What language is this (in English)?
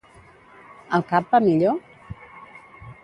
Catalan